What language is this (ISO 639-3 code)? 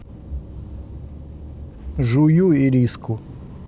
rus